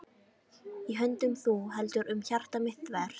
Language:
Icelandic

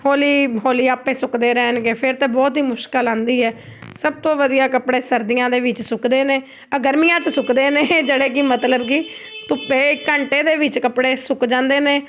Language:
Punjabi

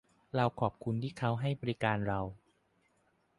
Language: Thai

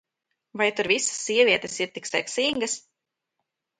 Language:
Latvian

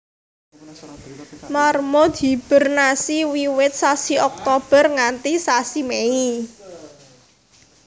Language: Javanese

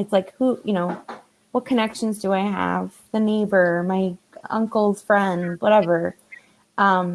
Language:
English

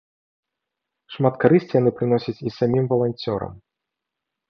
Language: Belarusian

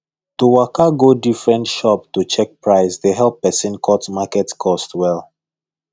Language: Nigerian Pidgin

